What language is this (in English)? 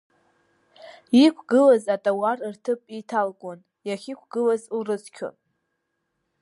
Abkhazian